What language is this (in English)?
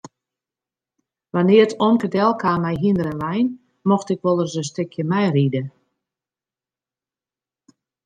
Western Frisian